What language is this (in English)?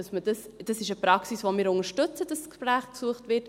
Swiss German